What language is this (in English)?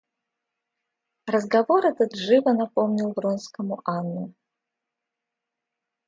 Russian